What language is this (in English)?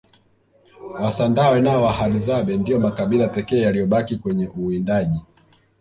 Swahili